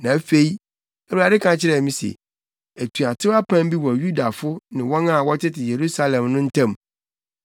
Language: Akan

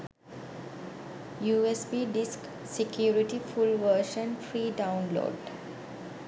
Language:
Sinhala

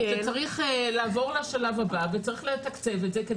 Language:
Hebrew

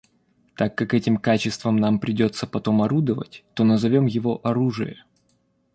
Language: Russian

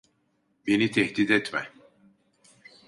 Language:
Turkish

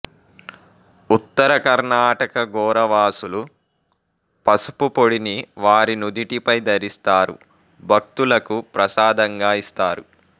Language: Telugu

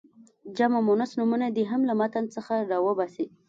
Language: Pashto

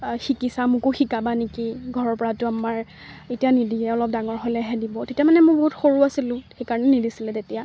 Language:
Assamese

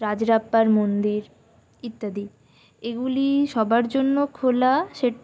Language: Bangla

